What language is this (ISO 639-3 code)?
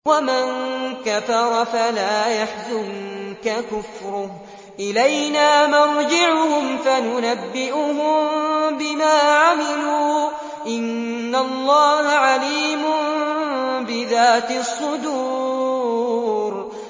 ara